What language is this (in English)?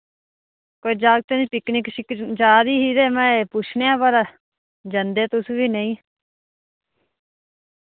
Dogri